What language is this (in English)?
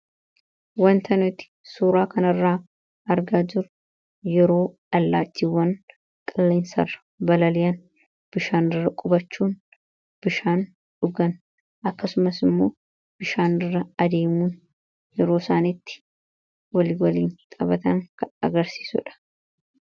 Oromo